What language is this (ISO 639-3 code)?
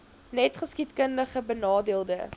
afr